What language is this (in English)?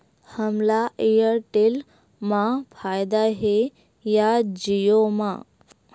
Chhattisgarhi